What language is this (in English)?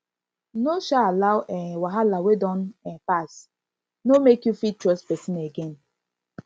Nigerian Pidgin